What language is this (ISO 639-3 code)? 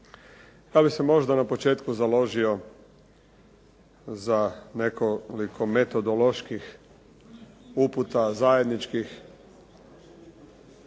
hrv